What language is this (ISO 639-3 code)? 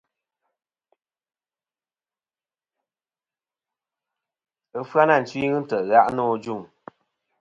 bkm